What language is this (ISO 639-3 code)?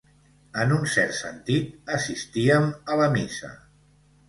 cat